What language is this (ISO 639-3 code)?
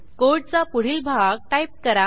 mar